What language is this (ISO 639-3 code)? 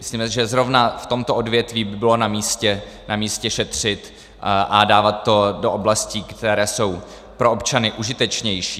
ces